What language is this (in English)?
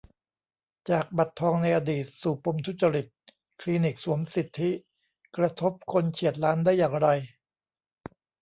Thai